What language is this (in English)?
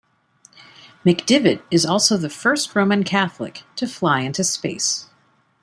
English